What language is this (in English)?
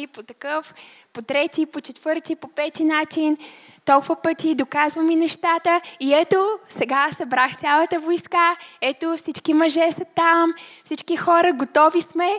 Bulgarian